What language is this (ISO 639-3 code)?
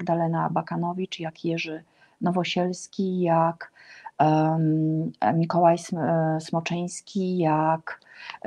pol